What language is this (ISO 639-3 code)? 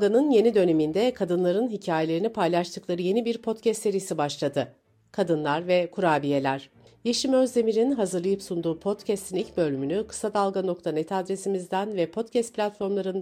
tur